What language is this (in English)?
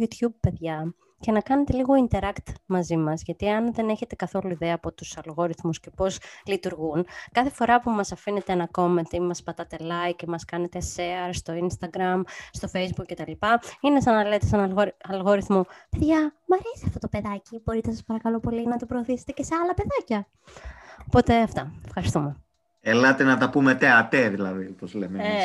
Greek